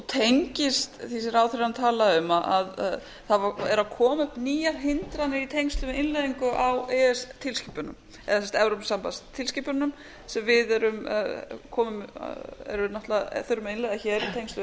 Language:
Icelandic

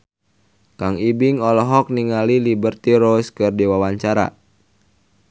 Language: Sundanese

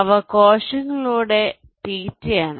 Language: Malayalam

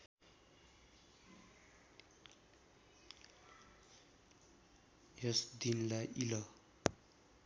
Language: Nepali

